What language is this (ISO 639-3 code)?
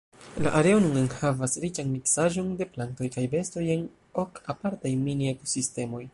epo